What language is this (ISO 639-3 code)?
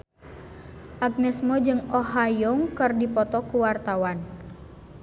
sun